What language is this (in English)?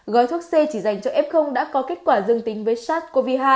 Vietnamese